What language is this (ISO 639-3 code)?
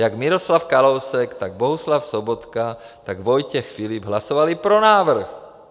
ces